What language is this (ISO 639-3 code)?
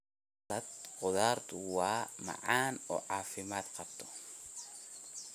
som